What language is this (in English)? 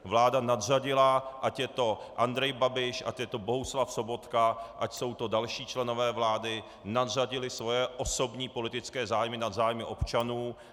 Czech